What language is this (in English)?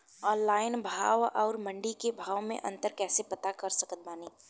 Bhojpuri